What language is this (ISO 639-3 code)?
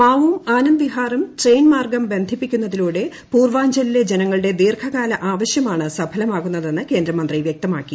mal